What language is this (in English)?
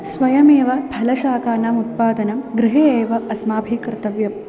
Sanskrit